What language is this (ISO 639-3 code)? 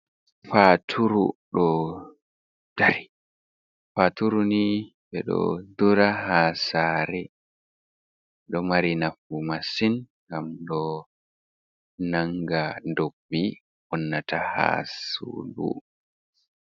ful